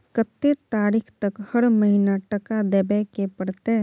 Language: Maithili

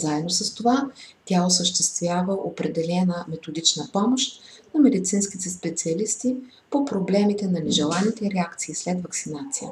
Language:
Bulgarian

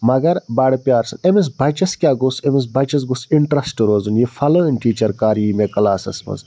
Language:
Kashmiri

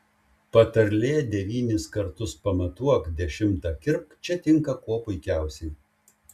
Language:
Lithuanian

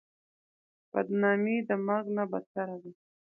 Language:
Pashto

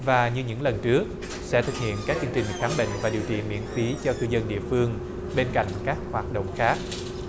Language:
Vietnamese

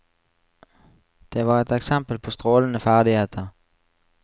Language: Norwegian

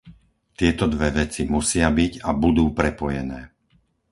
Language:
Slovak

